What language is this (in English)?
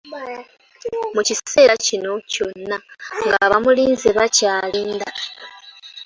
Ganda